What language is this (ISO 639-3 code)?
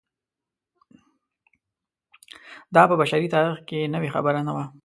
pus